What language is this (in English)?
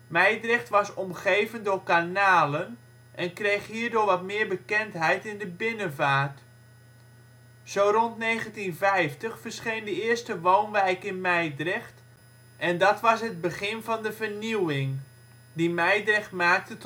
Dutch